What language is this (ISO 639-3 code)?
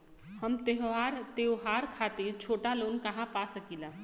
bho